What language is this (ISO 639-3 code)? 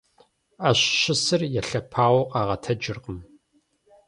kbd